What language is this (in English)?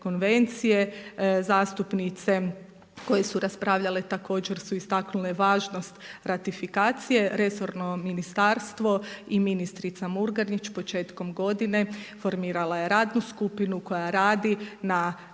Croatian